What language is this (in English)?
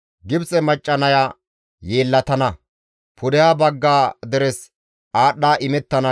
Gamo